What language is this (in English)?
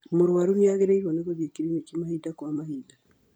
Kikuyu